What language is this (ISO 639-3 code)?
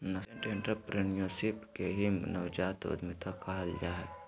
mag